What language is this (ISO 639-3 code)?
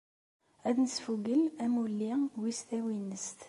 kab